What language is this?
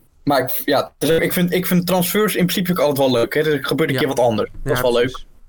Dutch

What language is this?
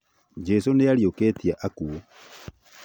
Kikuyu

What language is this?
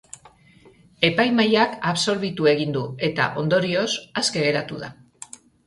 Basque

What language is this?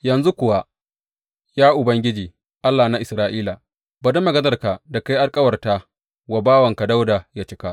Hausa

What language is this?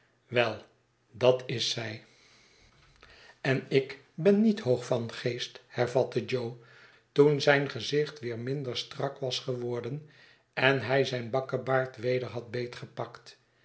Dutch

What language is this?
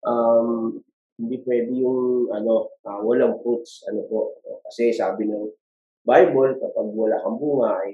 Filipino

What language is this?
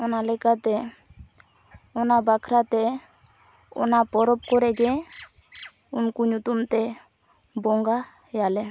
Santali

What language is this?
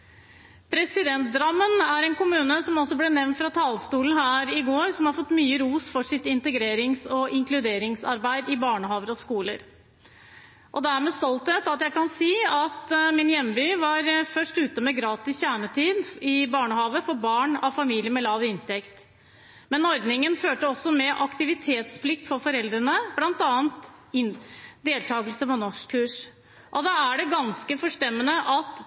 Norwegian Bokmål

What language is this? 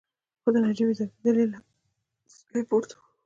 Pashto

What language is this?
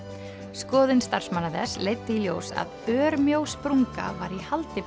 Icelandic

